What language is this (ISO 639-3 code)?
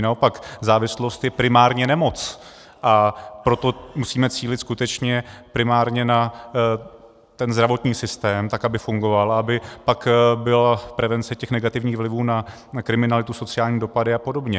ces